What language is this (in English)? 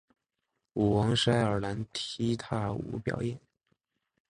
Chinese